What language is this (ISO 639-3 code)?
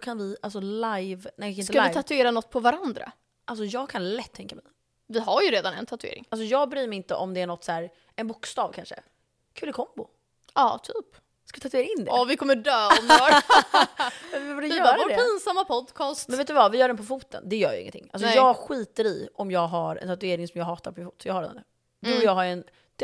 swe